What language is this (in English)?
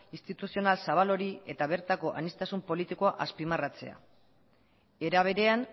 Basque